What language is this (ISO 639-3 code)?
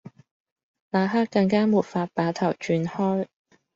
yue